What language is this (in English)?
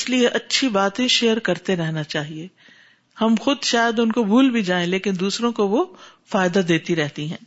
Urdu